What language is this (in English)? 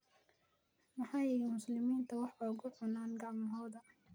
Somali